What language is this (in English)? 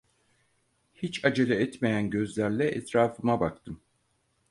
Turkish